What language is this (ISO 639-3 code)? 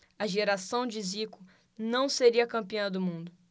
por